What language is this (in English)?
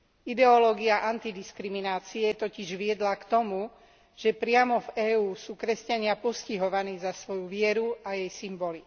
Slovak